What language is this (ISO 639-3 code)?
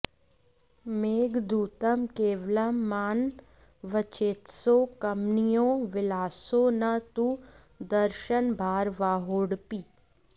san